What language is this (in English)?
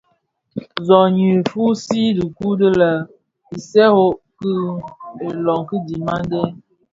Bafia